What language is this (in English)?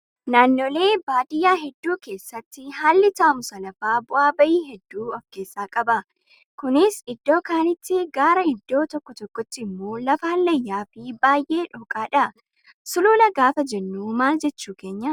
Oromo